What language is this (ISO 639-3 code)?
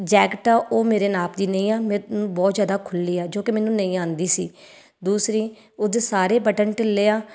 pan